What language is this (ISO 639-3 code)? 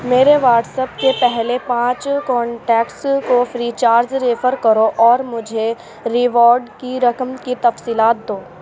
urd